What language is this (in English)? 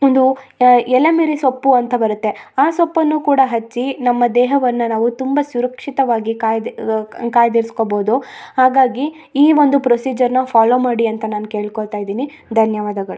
Kannada